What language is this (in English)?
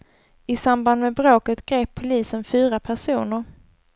Swedish